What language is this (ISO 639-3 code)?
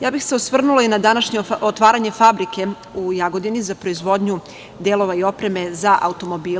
srp